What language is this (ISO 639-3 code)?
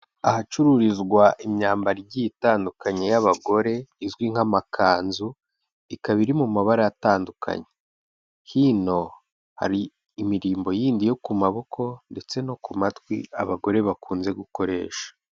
kin